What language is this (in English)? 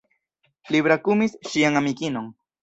Esperanto